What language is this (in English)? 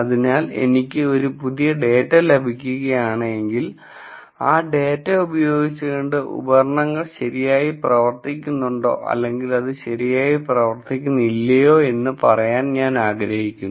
Malayalam